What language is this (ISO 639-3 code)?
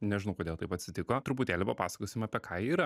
lit